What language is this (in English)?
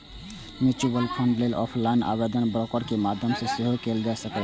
Maithili